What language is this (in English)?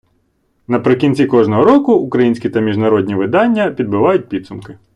Ukrainian